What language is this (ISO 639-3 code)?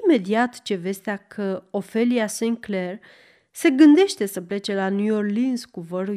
ron